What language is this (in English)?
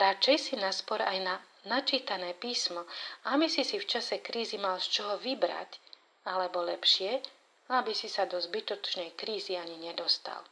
Slovak